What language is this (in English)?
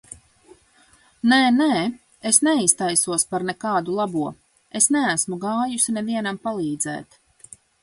Latvian